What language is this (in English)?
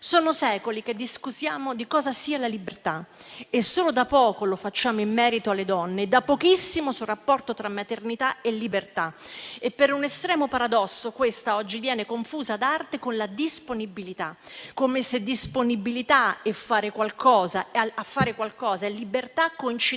Italian